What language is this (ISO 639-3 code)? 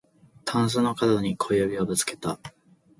jpn